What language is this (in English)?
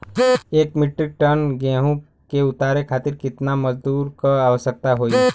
Bhojpuri